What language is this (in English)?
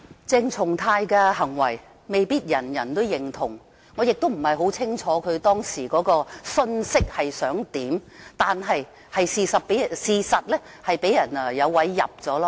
Cantonese